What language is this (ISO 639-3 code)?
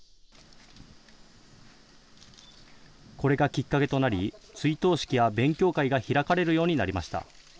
jpn